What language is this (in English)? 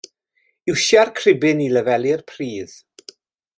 Welsh